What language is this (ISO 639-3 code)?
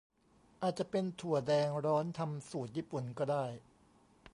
tha